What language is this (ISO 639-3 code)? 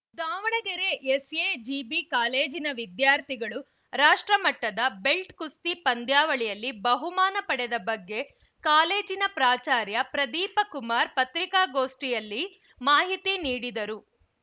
kan